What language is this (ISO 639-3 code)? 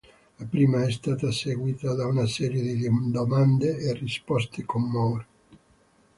ita